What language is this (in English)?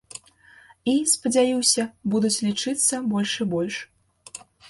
Belarusian